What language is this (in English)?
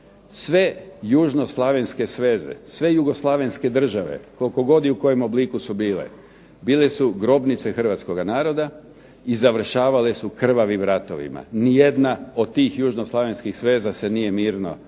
Croatian